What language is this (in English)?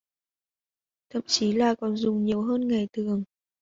Vietnamese